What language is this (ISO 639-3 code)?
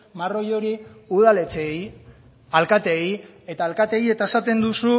eus